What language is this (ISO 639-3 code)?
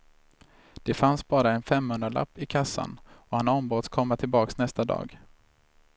swe